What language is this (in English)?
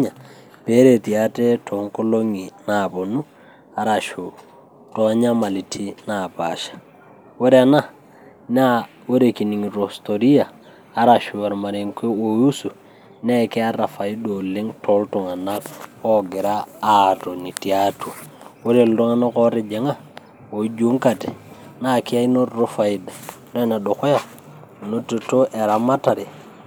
Masai